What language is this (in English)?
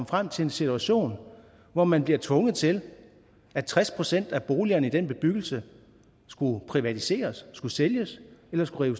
Danish